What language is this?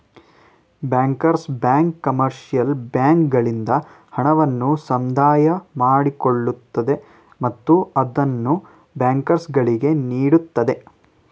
Kannada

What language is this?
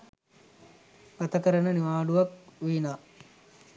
Sinhala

